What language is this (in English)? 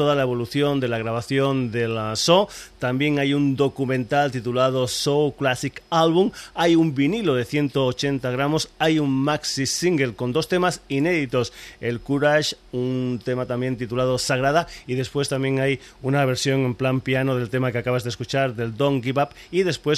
Spanish